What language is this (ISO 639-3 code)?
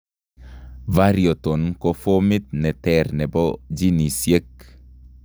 kln